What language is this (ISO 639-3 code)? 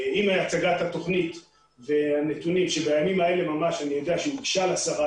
heb